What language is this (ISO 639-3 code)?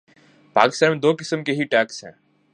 urd